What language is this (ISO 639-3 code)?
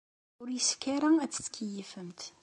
kab